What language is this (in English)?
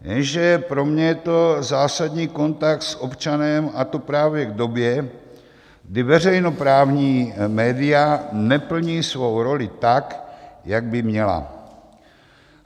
Czech